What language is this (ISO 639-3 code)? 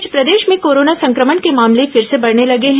hin